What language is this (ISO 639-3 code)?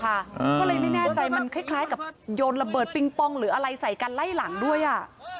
tha